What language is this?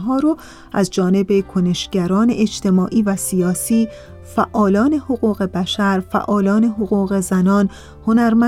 Persian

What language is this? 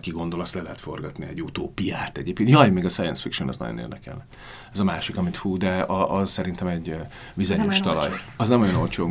Hungarian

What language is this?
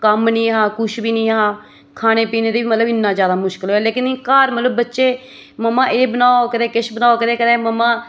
Dogri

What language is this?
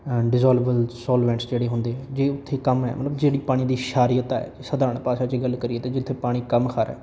Punjabi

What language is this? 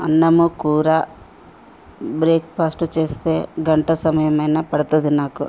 Telugu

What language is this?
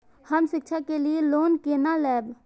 Maithili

